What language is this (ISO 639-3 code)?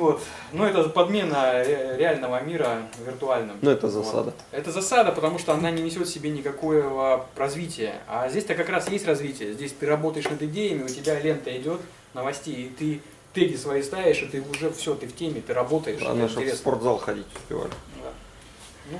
rus